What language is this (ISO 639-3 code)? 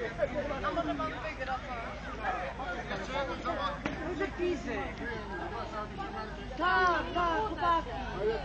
pol